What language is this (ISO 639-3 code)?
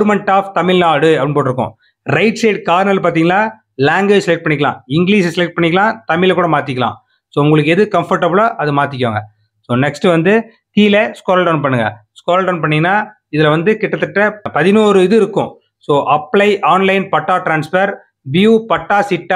tam